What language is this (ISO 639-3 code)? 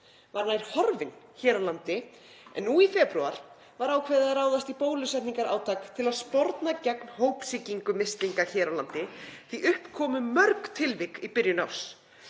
isl